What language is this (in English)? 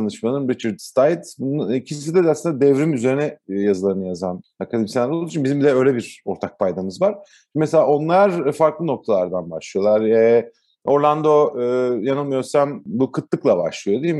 Turkish